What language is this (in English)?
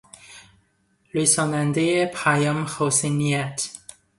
Persian